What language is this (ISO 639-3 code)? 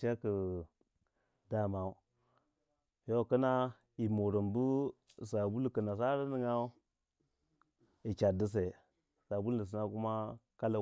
wja